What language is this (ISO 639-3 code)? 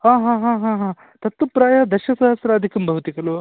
san